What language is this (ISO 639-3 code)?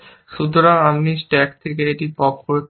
ben